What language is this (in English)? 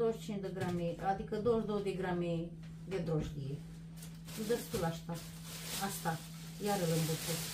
Romanian